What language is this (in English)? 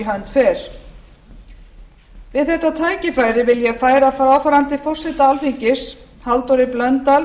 Icelandic